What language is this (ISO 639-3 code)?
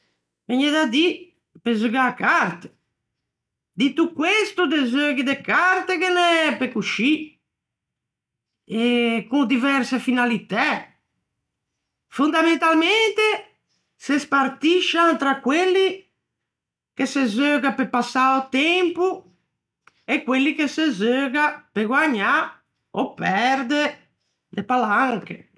lij